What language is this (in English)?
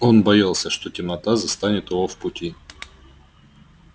Russian